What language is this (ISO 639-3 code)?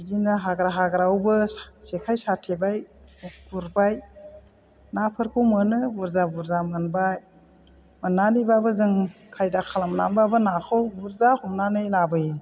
brx